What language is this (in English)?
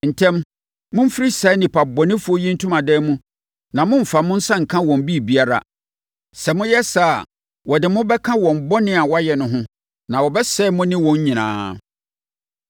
Akan